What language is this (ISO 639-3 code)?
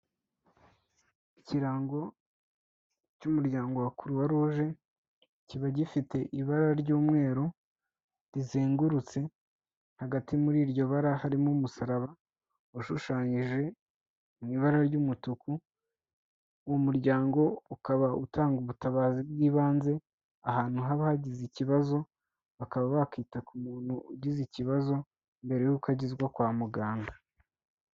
kin